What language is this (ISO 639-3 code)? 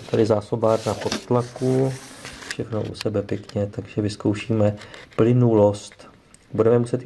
ces